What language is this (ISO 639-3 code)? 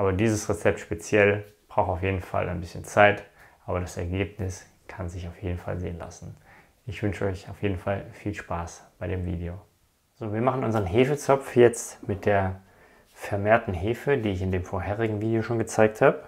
deu